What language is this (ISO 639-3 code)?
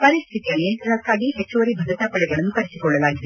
kan